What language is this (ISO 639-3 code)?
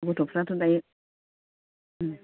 brx